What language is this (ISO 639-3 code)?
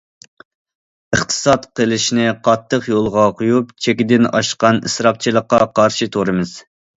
uig